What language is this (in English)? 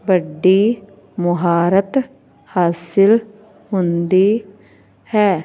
Punjabi